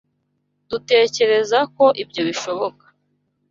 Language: Kinyarwanda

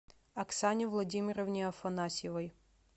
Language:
Russian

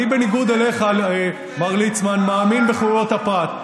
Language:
Hebrew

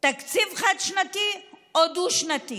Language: Hebrew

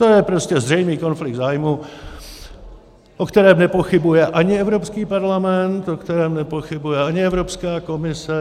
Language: Czech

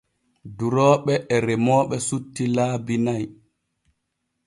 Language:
Borgu Fulfulde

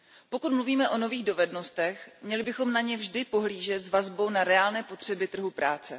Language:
Czech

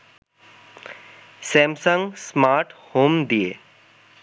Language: Bangla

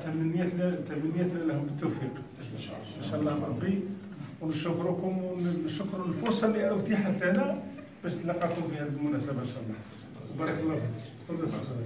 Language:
Arabic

